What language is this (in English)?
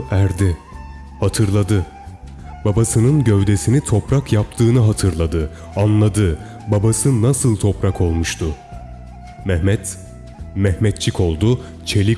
Turkish